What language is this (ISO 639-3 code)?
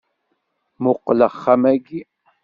kab